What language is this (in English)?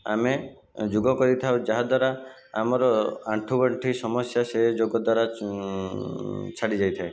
Odia